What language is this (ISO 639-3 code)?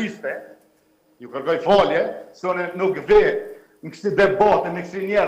ron